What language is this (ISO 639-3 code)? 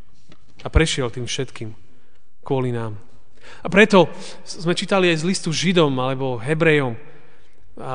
slk